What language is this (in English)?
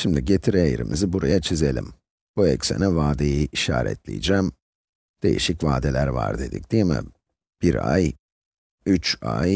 Turkish